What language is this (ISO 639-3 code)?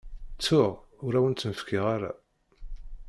kab